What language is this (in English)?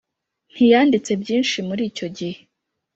Kinyarwanda